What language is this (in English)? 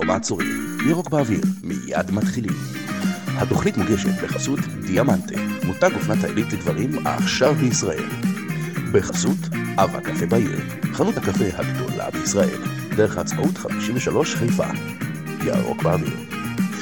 Hebrew